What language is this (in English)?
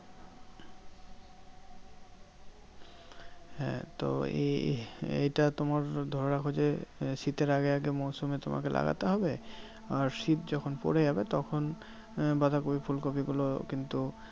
Bangla